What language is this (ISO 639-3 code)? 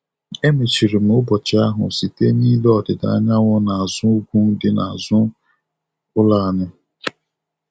ibo